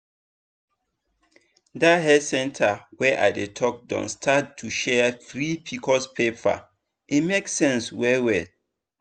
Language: Nigerian Pidgin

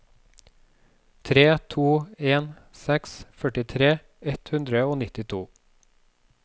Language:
Norwegian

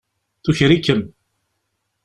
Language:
Kabyle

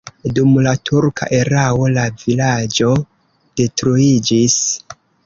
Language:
Esperanto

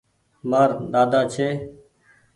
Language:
Goaria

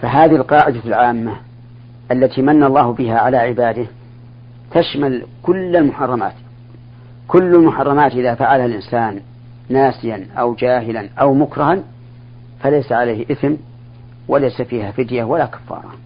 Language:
Arabic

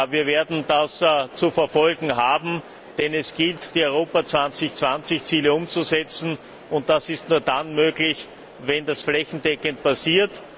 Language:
German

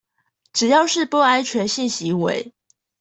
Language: Chinese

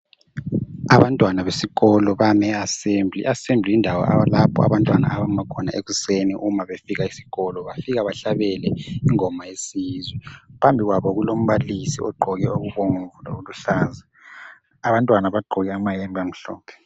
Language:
North Ndebele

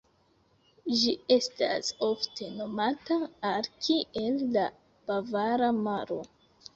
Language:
Esperanto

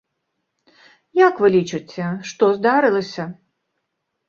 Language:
Belarusian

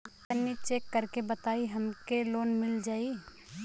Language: Bhojpuri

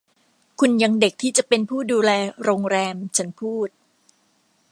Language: Thai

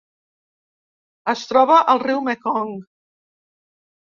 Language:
Catalan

